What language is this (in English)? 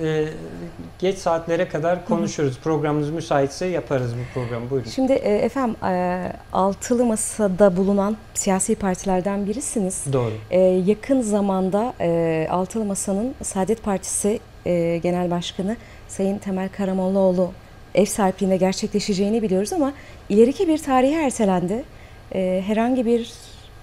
Turkish